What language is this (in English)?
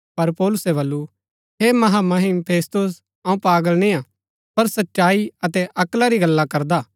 Gaddi